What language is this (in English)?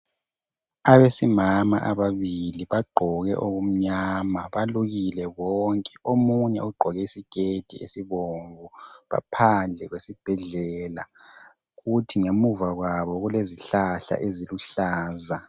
North Ndebele